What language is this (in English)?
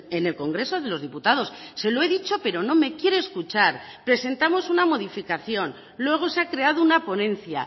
Spanish